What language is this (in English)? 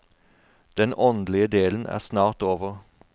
Norwegian